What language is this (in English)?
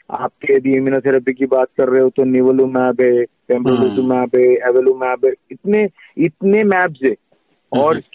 Hindi